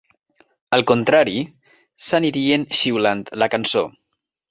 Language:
Catalan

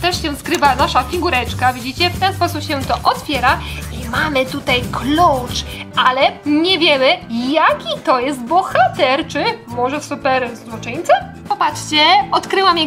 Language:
Polish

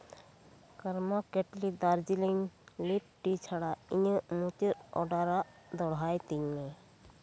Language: Santali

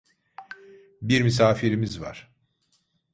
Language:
Turkish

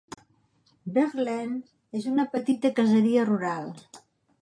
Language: Catalan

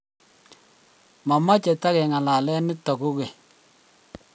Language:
Kalenjin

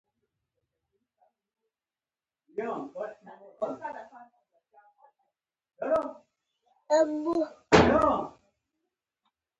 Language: Pashto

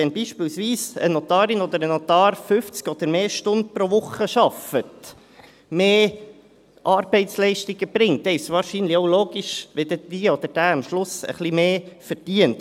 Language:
Swiss German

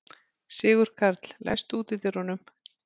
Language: Icelandic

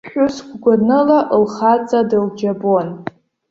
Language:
Abkhazian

